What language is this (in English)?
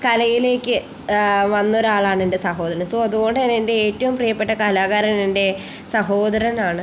Malayalam